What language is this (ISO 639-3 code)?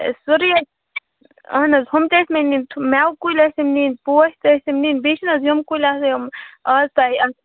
kas